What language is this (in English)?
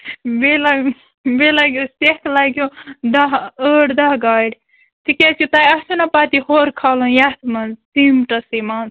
Kashmiri